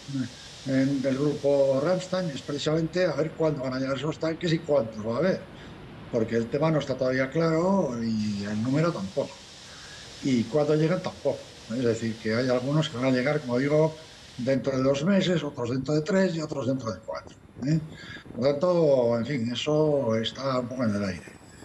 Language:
Spanish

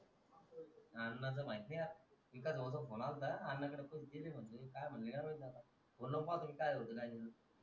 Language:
Marathi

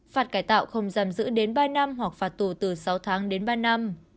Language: Vietnamese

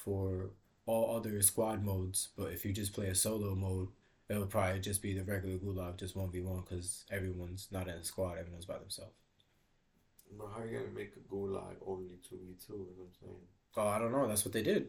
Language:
English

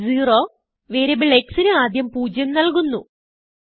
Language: Malayalam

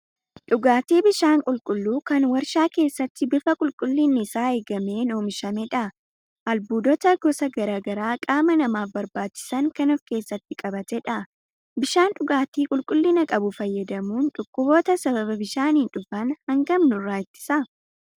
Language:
Oromo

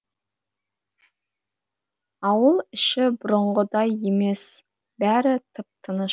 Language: Kazakh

